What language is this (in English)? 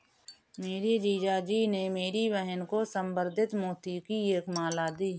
Hindi